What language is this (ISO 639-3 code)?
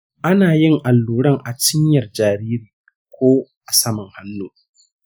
hau